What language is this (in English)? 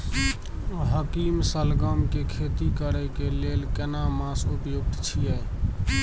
Maithili